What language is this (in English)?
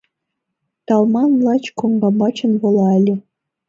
Mari